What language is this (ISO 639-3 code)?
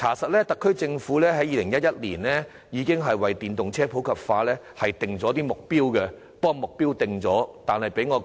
yue